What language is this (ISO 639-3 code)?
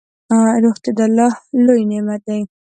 pus